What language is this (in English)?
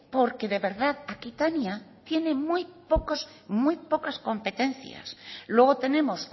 Spanish